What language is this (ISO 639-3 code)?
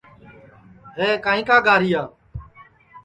ssi